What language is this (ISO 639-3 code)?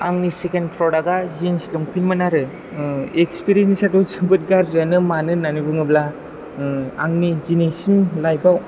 brx